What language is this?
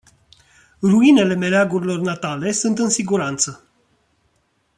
Romanian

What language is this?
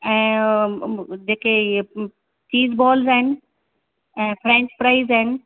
Sindhi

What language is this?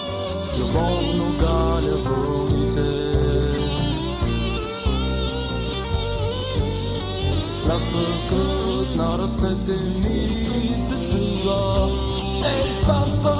Bulgarian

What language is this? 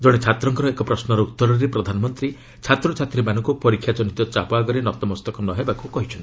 Odia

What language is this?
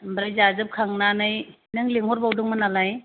Bodo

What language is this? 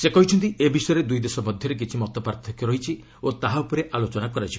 Odia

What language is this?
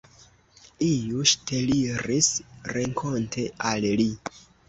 Esperanto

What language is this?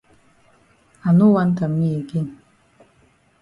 Cameroon Pidgin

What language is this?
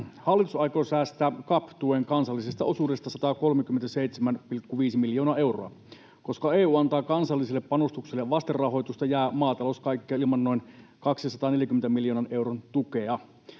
Finnish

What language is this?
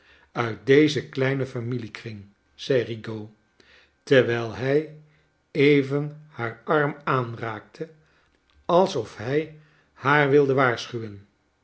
Dutch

